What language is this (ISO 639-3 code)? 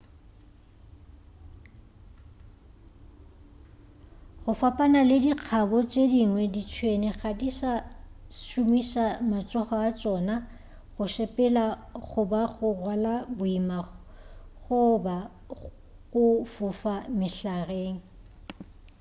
nso